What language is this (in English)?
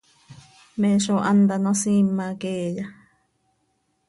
Seri